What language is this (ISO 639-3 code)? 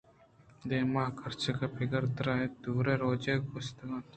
bgp